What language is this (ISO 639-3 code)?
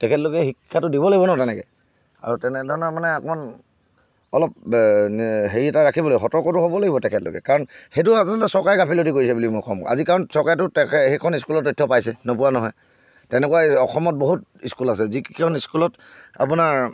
asm